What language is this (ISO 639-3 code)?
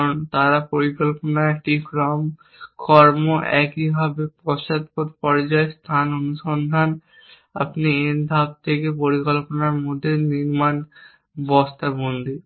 ben